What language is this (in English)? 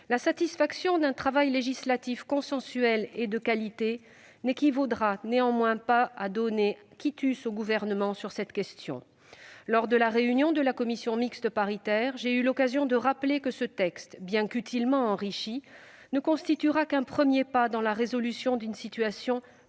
French